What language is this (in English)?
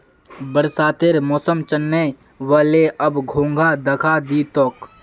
Magahi